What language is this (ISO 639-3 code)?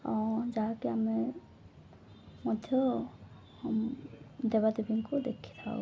ori